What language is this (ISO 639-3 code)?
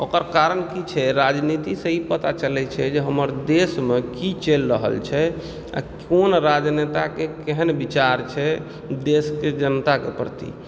mai